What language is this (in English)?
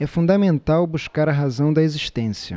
Portuguese